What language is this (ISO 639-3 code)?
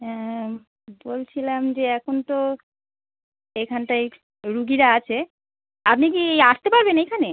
ben